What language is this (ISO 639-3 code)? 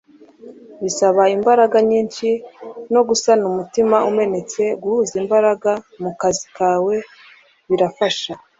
kin